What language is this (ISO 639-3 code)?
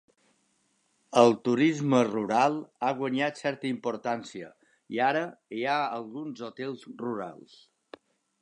cat